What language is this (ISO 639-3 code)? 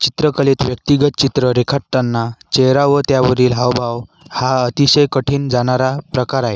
mar